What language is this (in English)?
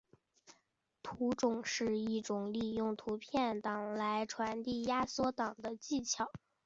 Chinese